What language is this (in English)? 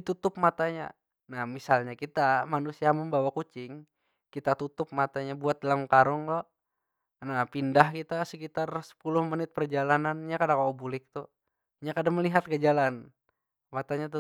Banjar